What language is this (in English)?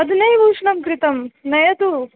Sanskrit